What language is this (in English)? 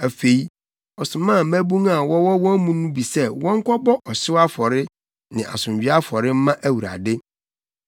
Akan